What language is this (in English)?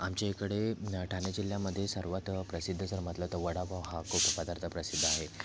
Marathi